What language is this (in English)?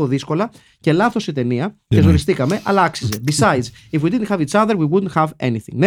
Greek